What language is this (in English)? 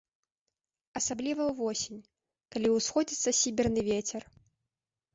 Belarusian